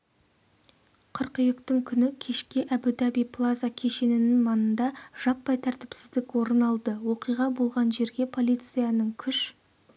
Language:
Kazakh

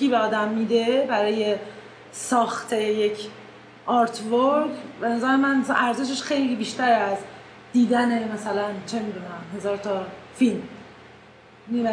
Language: Persian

